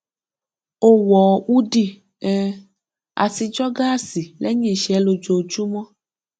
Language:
Yoruba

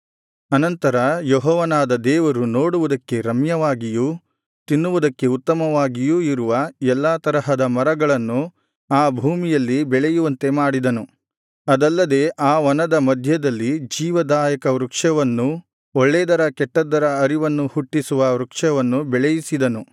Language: Kannada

